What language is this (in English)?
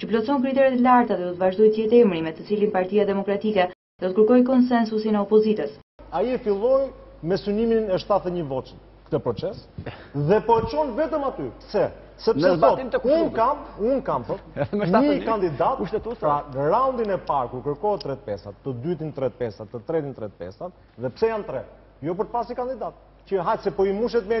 French